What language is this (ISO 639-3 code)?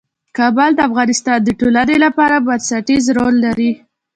pus